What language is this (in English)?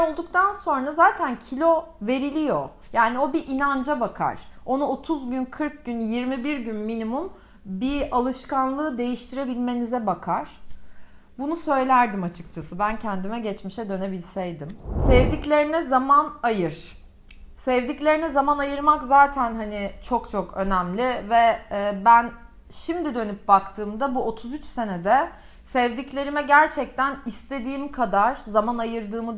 Turkish